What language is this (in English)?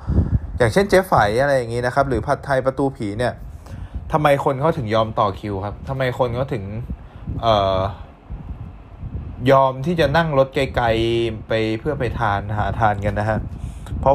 Thai